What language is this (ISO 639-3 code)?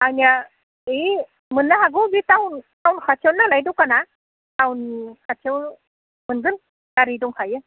brx